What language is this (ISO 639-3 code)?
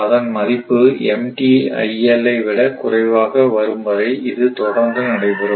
tam